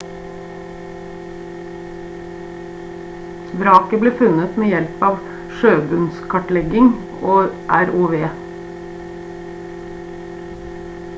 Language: Norwegian Bokmål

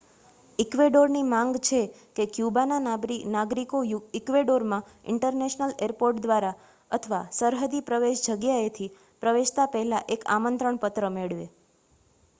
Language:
Gujarati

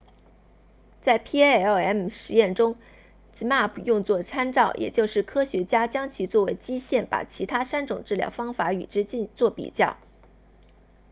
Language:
Chinese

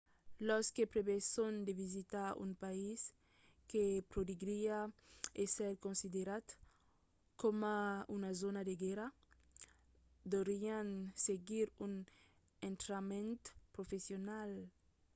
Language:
Occitan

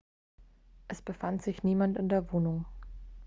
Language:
German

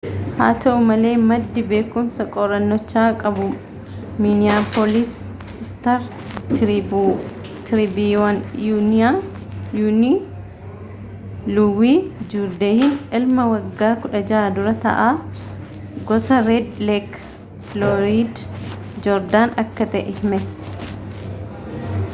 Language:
Oromo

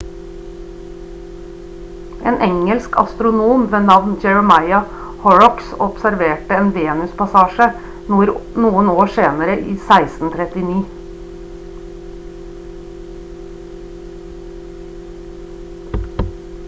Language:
Norwegian Bokmål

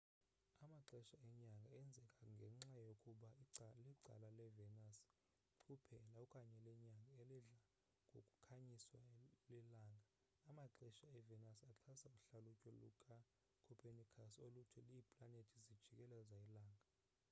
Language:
Xhosa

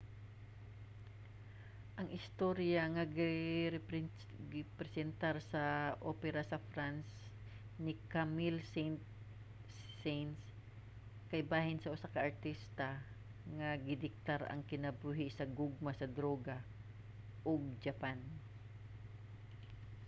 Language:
Cebuano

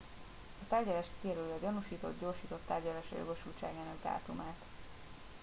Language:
Hungarian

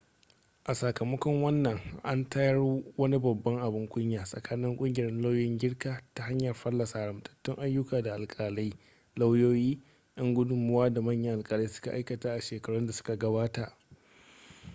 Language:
Hausa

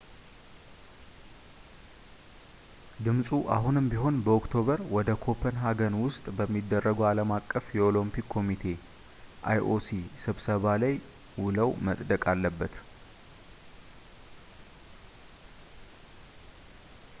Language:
Amharic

